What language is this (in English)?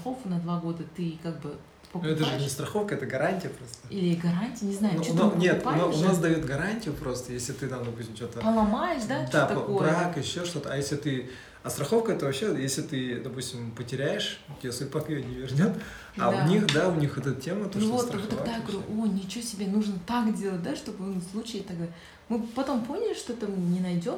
Russian